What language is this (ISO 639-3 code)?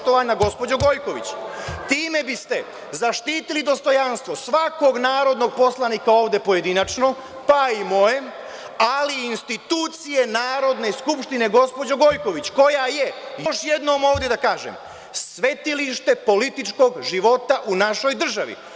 srp